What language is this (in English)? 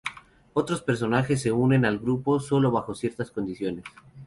Spanish